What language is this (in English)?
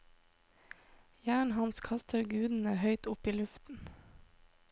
Norwegian